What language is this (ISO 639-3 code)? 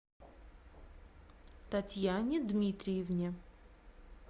rus